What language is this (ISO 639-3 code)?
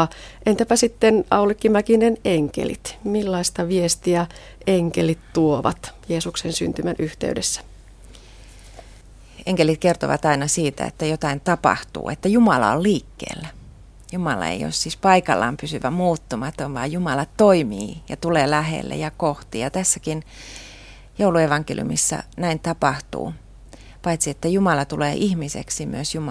fin